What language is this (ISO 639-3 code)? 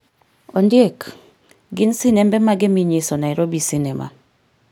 luo